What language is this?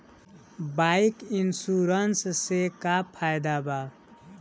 Bhojpuri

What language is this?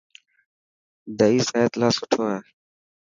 Dhatki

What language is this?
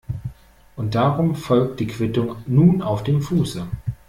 German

